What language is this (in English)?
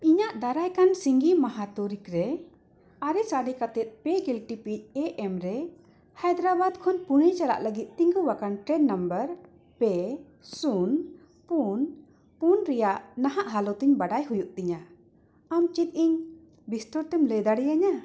Santali